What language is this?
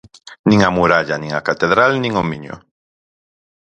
Galician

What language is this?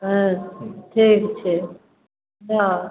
Maithili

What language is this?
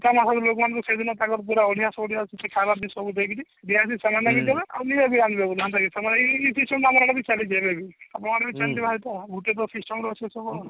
Odia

